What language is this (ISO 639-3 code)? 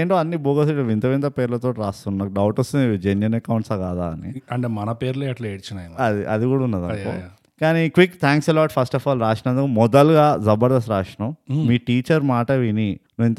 tel